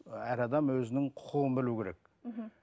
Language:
Kazakh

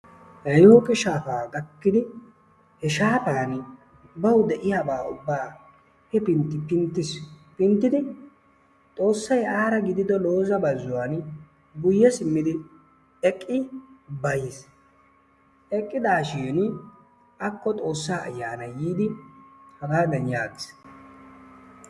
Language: Wolaytta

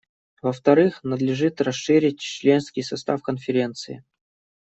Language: Russian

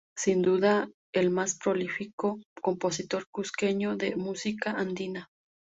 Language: Spanish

